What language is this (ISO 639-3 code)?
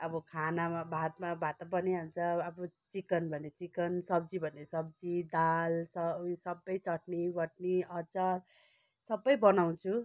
nep